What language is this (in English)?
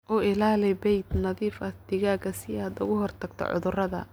Somali